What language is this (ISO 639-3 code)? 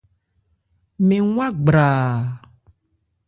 ebr